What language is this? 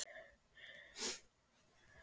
Icelandic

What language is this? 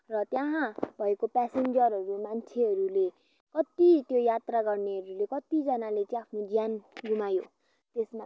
Nepali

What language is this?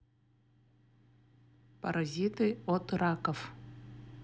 Russian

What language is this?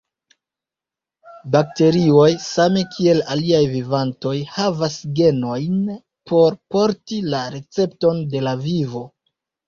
Esperanto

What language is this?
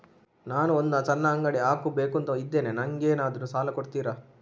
Kannada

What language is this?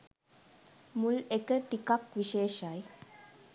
Sinhala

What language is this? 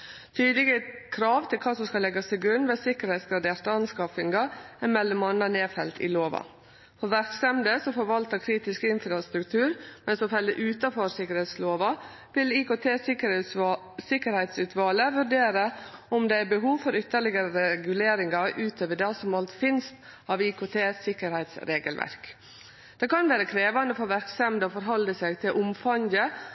Norwegian Nynorsk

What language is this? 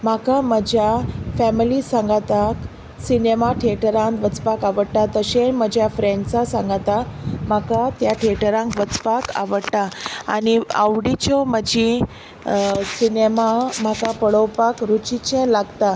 Konkani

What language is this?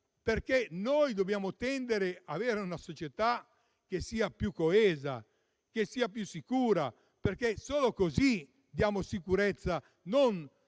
Italian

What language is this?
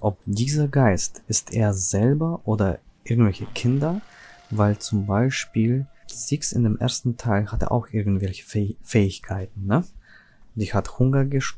German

